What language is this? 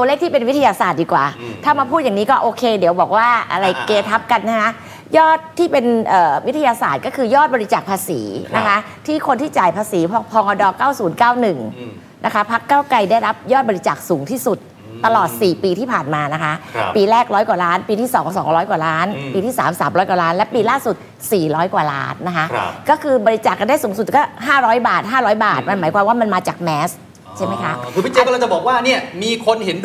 Thai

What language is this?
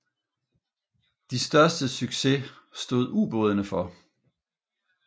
Danish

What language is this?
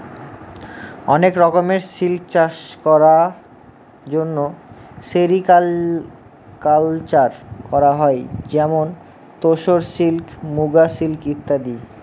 Bangla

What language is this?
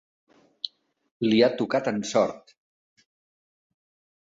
Catalan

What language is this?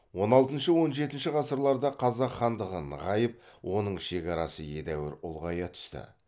Kazakh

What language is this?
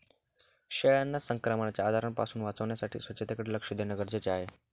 Marathi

